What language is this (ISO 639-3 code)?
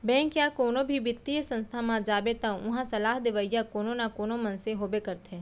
hne